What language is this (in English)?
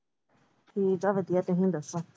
Punjabi